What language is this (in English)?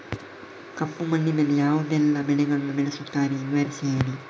Kannada